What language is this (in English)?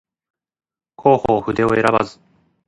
Japanese